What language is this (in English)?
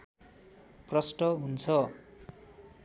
Nepali